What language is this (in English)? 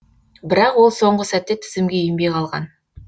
Kazakh